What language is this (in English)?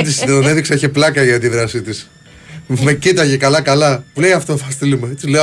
Greek